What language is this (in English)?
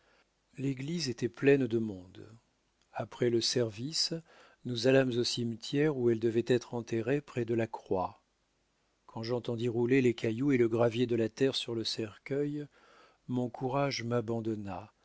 French